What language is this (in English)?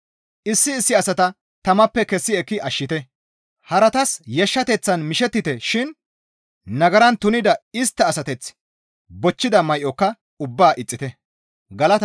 Gamo